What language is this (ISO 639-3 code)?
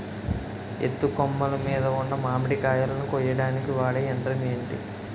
tel